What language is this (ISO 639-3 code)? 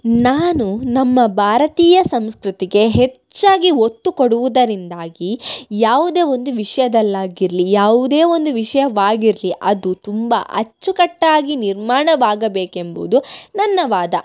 kan